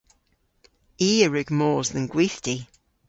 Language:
Cornish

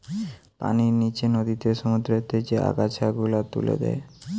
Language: Bangla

